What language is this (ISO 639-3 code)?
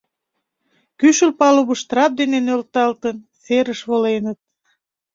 chm